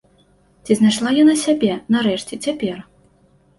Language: Belarusian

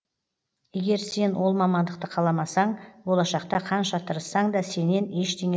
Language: Kazakh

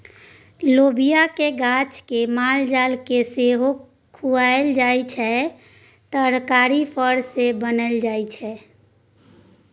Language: Maithili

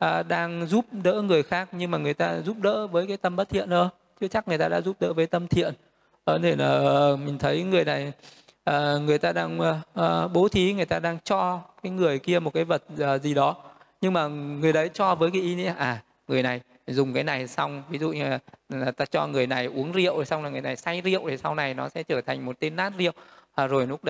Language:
Vietnamese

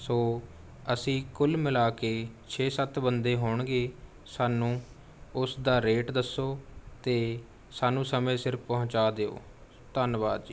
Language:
Punjabi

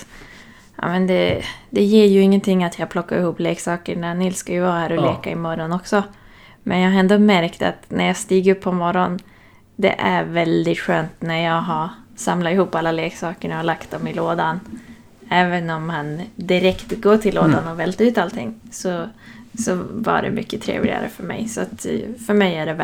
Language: Swedish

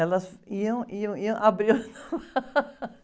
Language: Portuguese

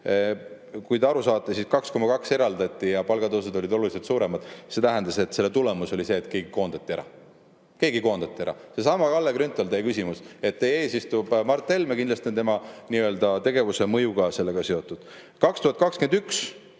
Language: Estonian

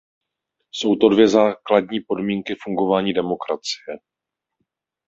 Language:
Czech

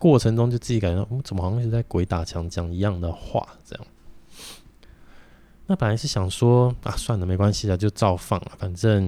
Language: Chinese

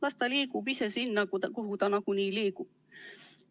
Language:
Estonian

